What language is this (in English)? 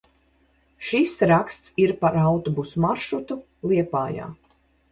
Latvian